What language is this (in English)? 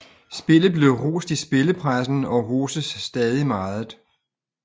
Danish